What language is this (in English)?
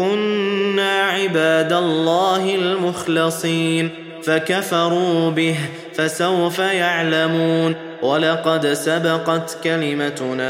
Arabic